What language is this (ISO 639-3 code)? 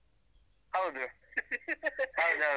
kan